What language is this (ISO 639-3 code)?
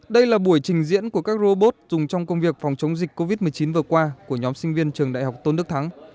vie